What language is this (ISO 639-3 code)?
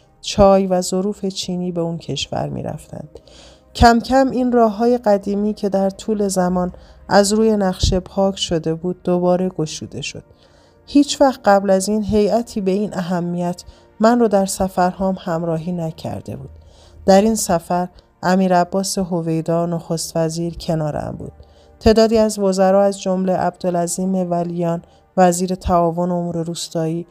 fas